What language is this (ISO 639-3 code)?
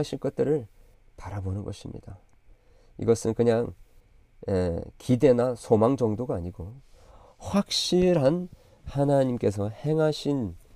kor